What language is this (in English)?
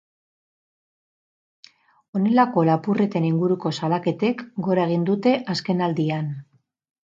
Basque